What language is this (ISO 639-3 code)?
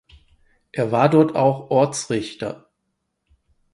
deu